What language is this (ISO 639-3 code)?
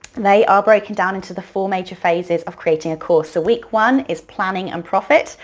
eng